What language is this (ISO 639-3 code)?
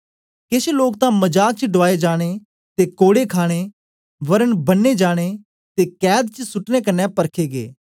doi